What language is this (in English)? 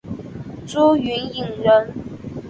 Chinese